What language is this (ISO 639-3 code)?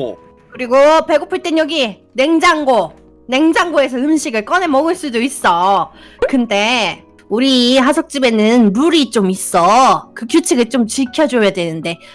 kor